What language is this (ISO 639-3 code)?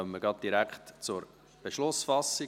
gsw